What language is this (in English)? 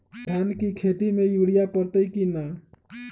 Magahi